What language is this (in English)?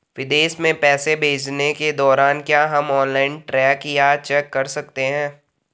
Hindi